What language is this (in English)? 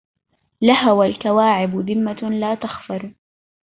Arabic